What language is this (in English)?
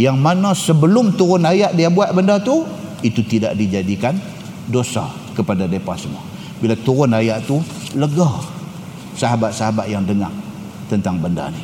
Malay